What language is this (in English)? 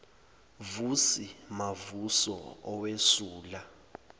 Zulu